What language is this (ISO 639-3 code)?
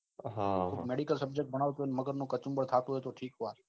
guj